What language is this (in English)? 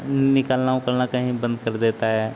Hindi